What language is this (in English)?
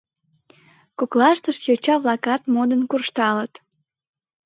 Mari